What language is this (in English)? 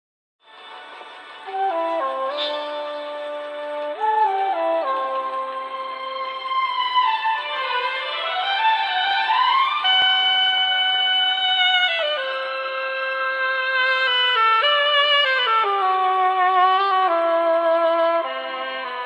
Romanian